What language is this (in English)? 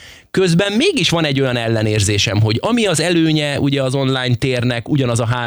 Hungarian